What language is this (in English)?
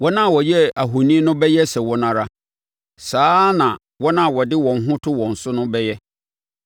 Akan